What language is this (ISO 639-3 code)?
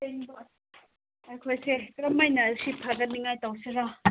mni